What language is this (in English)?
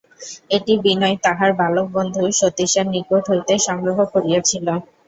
Bangla